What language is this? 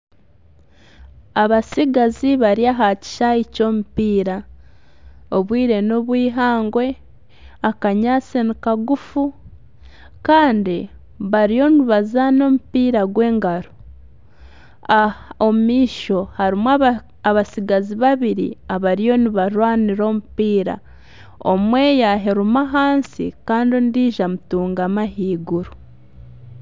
Nyankole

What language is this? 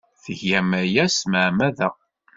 Kabyle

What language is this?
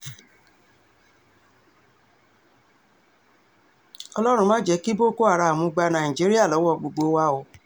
Yoruba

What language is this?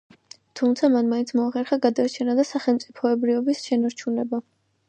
Georgian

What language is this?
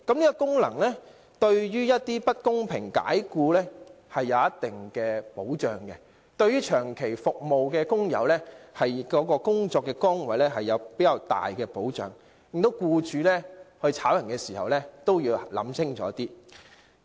Cantonese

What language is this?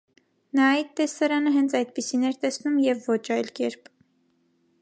Armenian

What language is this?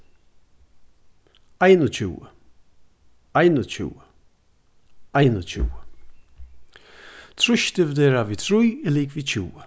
Faroese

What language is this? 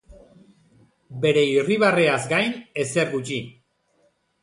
Basque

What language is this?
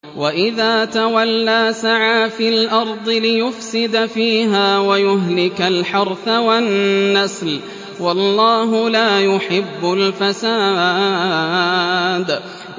Arabic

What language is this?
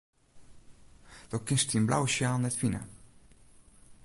Western Frisian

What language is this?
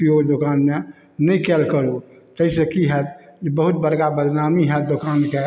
Maithili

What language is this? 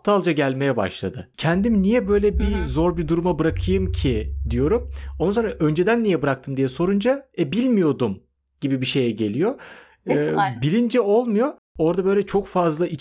Turkish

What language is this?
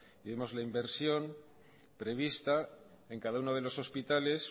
Spanish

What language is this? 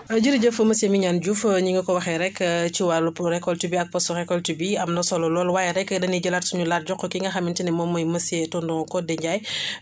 Wolof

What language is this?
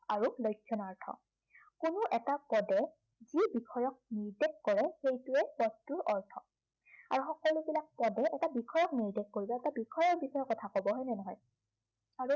Assamese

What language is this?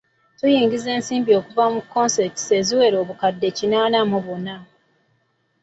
Ganda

